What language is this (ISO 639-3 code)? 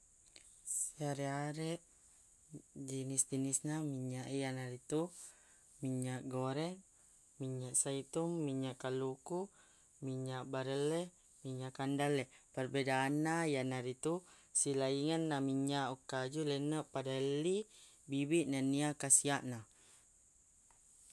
bug